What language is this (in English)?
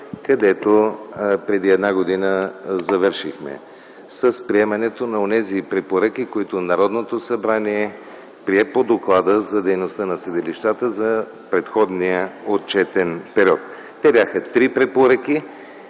Bulgarian